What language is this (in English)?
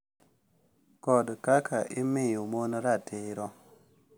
Luo (Kenya and Tanzania)